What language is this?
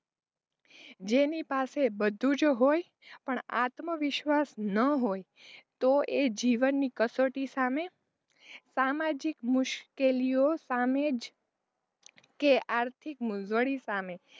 Gujarati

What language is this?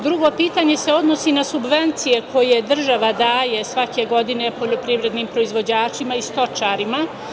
Serbian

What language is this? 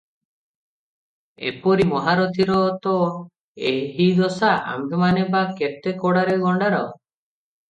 Odia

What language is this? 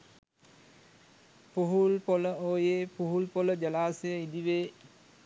Sinhala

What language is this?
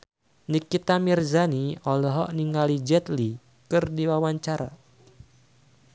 Sundanese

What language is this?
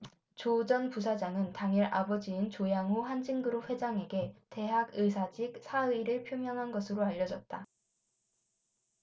Korean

